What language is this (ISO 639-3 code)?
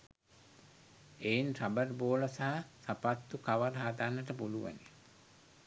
sin